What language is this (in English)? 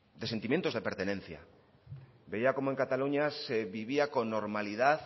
Spanish